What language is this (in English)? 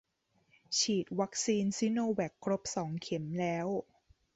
Thai